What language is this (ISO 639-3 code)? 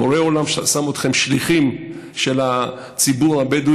heb